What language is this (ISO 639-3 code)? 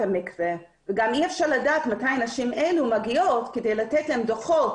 heb